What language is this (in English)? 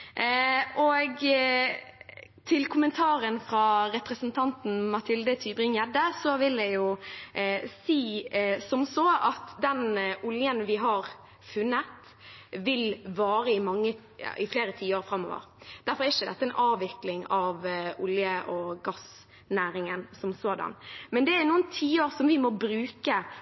Norwegian Bokmål